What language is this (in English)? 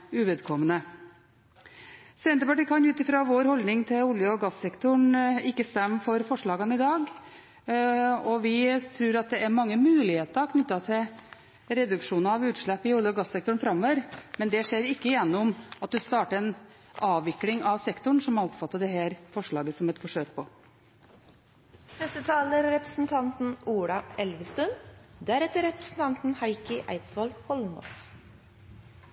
Norwegian Bokmål